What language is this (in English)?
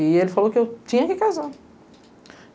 Portuguese